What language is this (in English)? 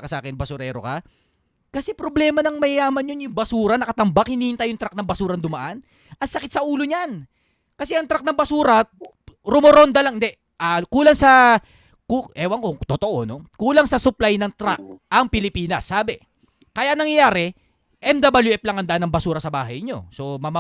Filipino